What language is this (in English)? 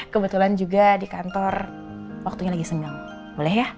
Indonesian